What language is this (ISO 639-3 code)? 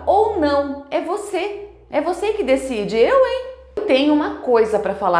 por